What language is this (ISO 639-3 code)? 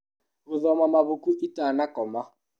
kik